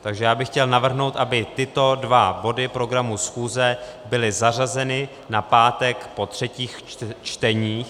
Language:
Czech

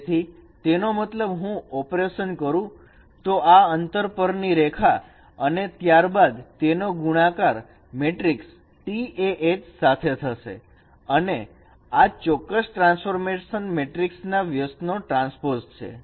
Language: Gujarati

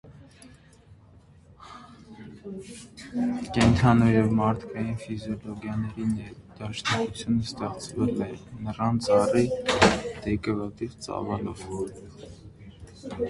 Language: Armenian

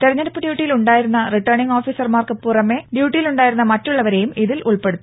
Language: Malayalam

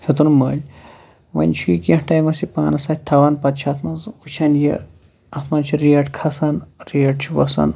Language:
Kashmiri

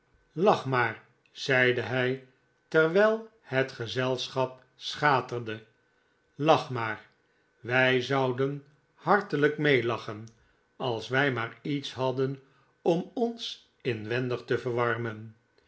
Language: Dutch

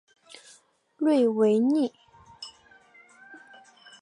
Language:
Chinese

